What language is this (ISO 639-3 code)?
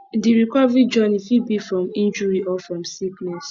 pcm